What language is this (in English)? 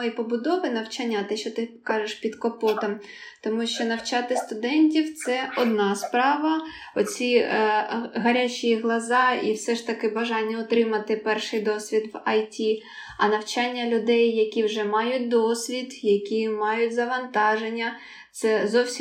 Ukrainian